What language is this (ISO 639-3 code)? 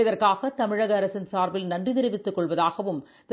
tam